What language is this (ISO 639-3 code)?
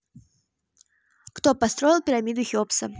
rus